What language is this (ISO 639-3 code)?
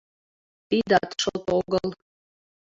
chm